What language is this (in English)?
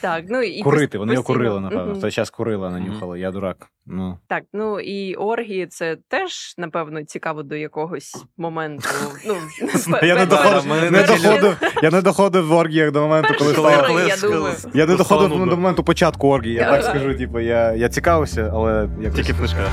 Ukrainian